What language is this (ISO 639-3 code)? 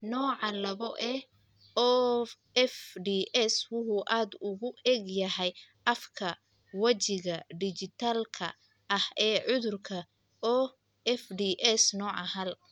som